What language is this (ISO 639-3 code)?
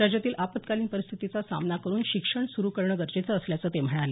mar